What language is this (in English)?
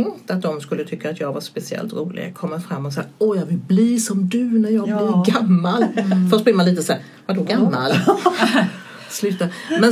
Swedish